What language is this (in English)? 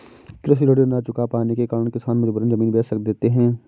Hindi